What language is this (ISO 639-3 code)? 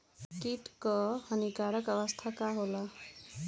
bho